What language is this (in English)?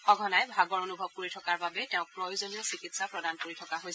Assamese